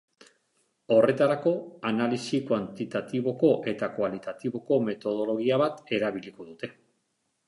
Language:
Basque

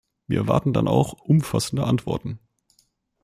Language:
German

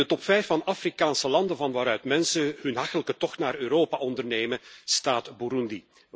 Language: Dutch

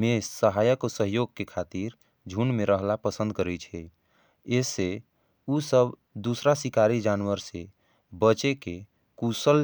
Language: Angika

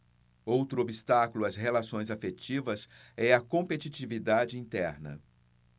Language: Portuguese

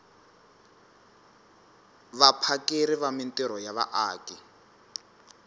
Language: Tsonga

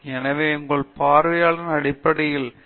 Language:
Tamil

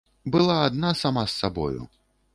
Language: Belarusian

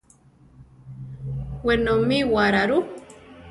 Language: Central Tarahumara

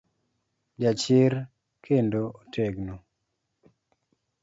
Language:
Luo (Kenya and Tanzania)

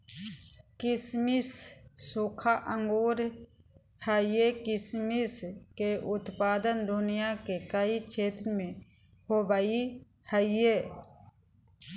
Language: Magahi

